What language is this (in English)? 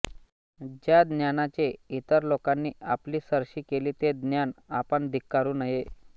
Marathi